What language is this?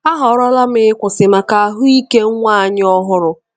Igbo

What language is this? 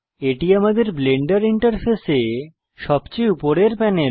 Bangla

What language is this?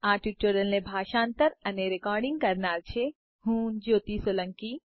Gujarati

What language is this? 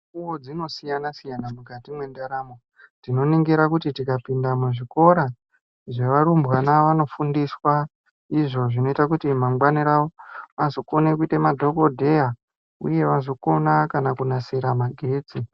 Ndau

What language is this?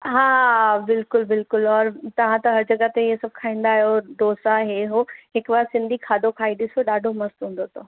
Sindhi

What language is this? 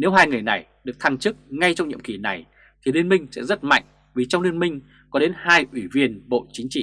Vietnamese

